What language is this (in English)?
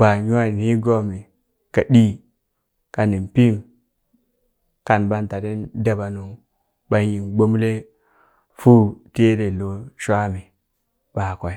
Burak